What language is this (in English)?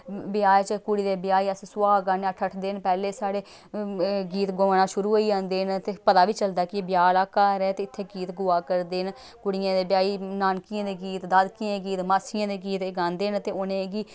Dogri